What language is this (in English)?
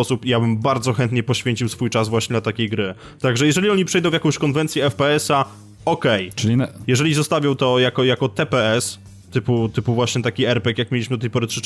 Polish